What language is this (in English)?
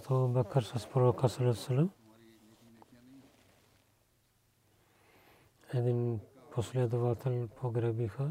Bulgarian